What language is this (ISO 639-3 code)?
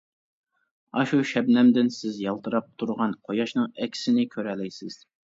uig